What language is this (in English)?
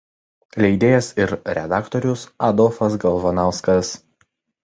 Lithuanian